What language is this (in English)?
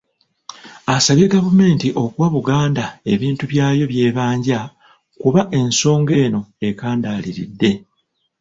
Ganda